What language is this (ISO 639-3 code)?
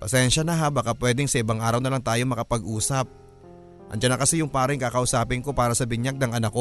fil